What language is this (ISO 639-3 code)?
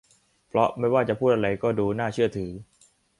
tha